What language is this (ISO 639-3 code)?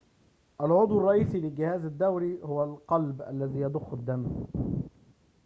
ara